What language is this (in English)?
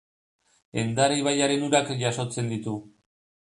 Basque